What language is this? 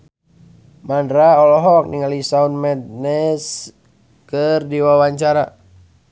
Sundanese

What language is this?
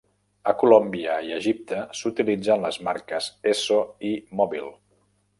Catalan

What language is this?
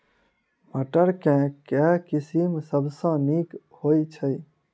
Maithili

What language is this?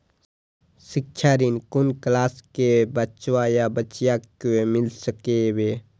Maithili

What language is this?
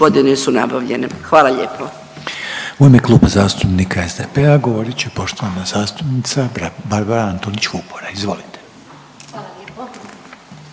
Croatian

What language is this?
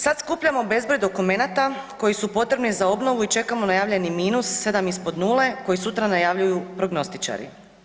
Croatian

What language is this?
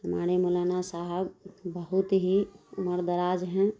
Urdu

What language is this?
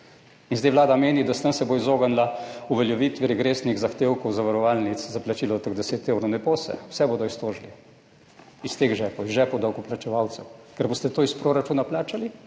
Slovenian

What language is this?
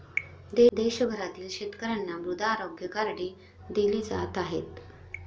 Marathi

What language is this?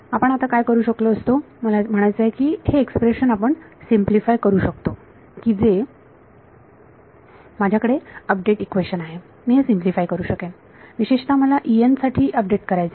Marathi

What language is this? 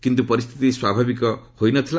Odia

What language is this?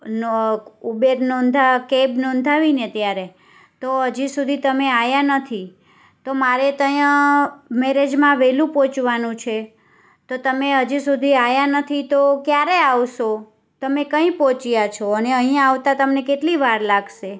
Gujarati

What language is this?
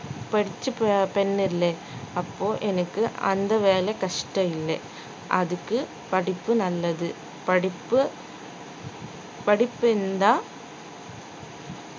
Tamil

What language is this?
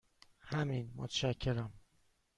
Persian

